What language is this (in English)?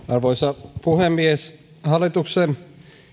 Finnish